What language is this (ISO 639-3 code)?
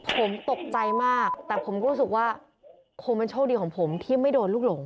tha